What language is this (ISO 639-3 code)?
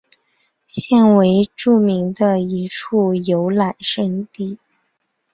zho